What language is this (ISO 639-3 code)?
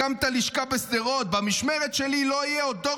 heb